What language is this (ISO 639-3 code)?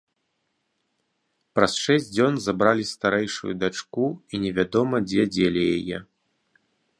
bel